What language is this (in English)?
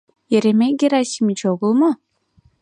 Mari